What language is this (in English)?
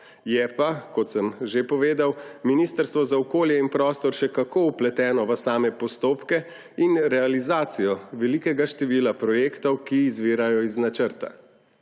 Slovenian